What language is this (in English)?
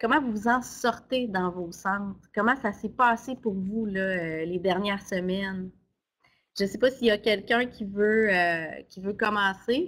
French